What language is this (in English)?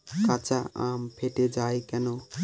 Bangla